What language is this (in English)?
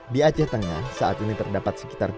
Indonesian